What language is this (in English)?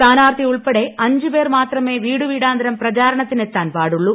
Malayalam